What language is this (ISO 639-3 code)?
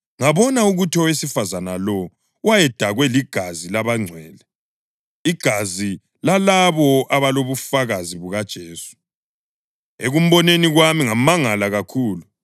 nde